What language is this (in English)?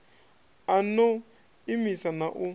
Venda